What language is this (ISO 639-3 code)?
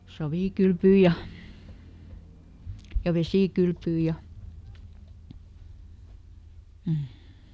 fin